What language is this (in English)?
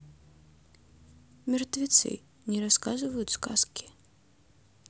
Russian